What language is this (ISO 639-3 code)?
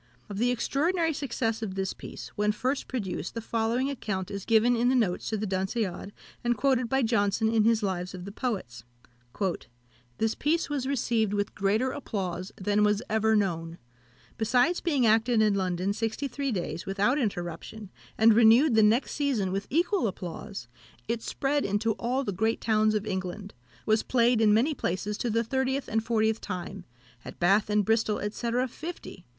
eng